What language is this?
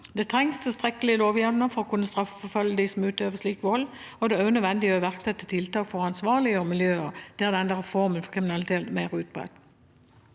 Norwegian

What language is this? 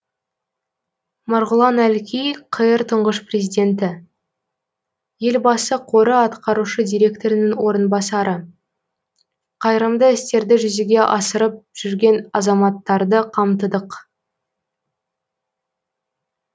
Kazakh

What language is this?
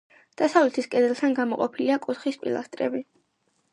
Georgian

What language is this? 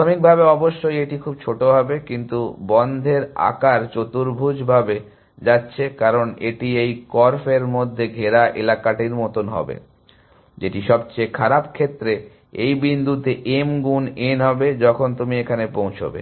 Bangla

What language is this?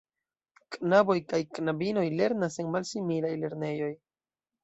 Esperanto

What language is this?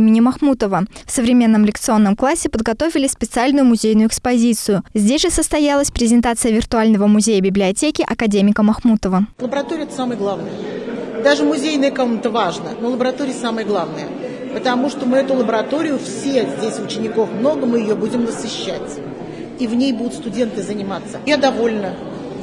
Russian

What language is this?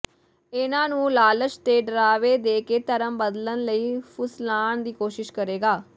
Punjabi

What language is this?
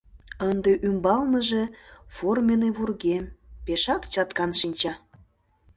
Mari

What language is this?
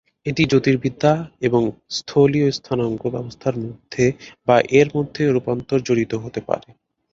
Bangla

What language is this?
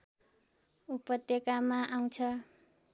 Nepali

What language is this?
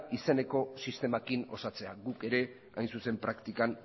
Basque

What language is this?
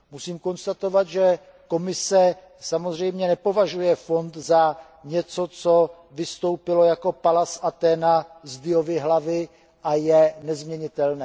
Czech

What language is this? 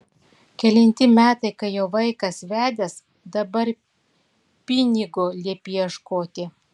Lithuanian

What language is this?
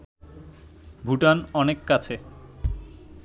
Bangla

